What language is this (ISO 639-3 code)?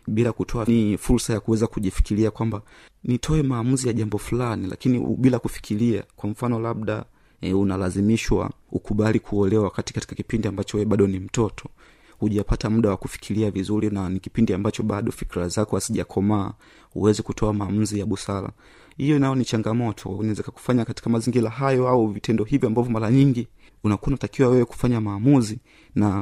swa